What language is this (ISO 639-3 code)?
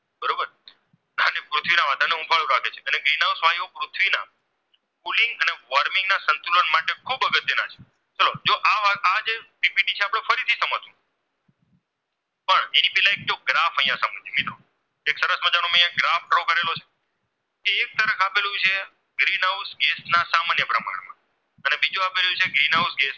guj